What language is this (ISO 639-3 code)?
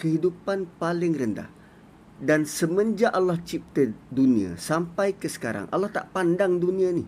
msa